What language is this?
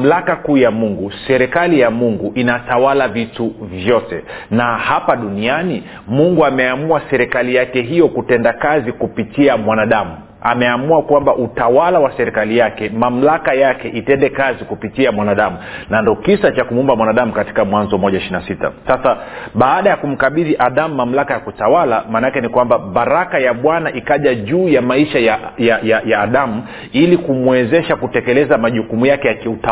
Swahili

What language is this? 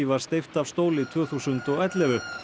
Icelandic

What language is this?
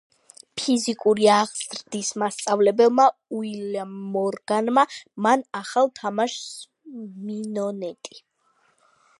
Georgian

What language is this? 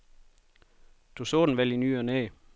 Danish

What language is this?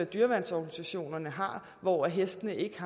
Danish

